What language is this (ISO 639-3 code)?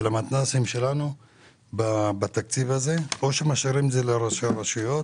heb